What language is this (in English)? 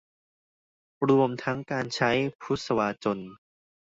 Thai